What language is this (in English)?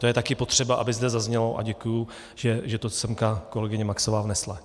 Czech